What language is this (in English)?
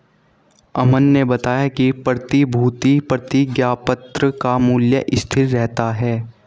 Hindi